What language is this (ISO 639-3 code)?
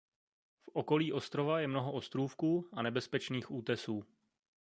ces